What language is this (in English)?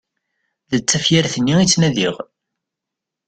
Kabyle